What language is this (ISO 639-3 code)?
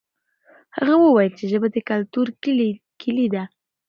pus